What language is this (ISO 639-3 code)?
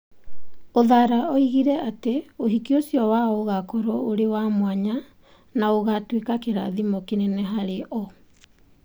kik